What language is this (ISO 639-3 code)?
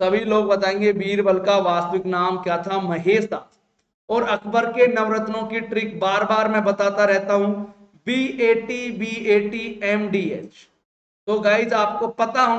hin